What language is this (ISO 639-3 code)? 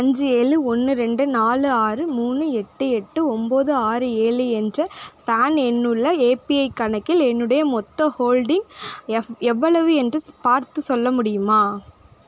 tam